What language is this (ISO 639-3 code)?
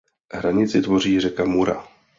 ces